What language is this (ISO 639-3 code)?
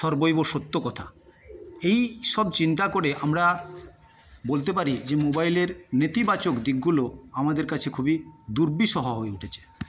ben